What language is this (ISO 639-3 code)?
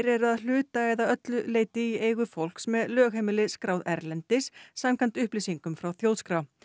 isl